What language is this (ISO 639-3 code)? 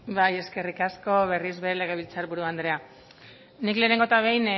eus